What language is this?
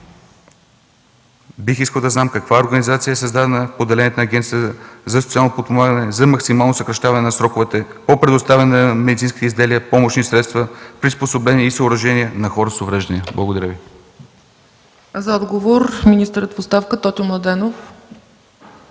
Bulgarian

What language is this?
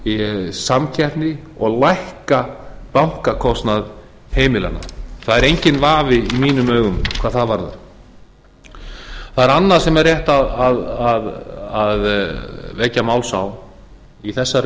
Icelandic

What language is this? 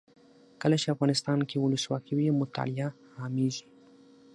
Pashto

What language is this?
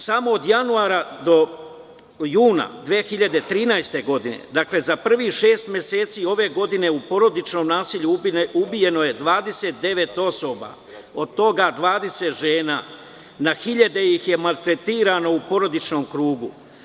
Serbian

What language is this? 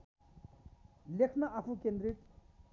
Nepali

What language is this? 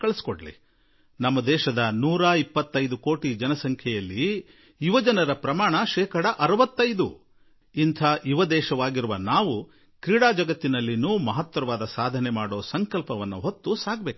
Kannada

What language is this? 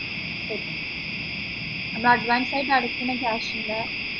Malayalam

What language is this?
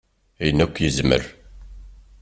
Kabyle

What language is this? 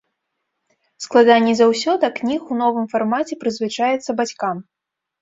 Belarusian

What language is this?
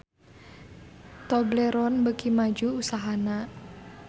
Sundanese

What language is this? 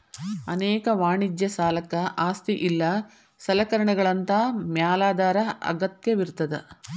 Kannada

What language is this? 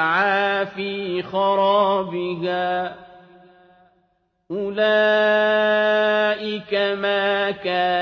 Arabic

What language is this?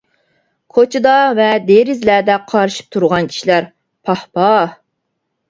Uyghur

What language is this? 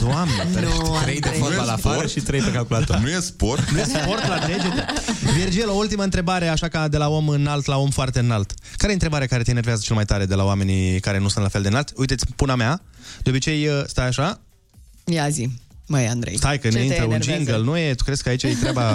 Romanian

